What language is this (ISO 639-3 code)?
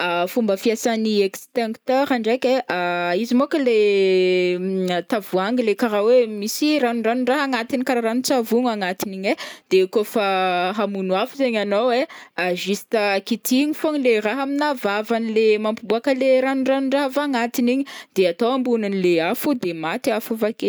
bmm